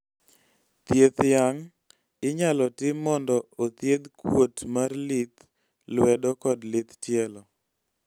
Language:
Luo (Kenya and Tanzania)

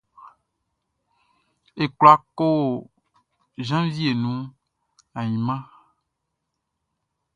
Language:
Baoulé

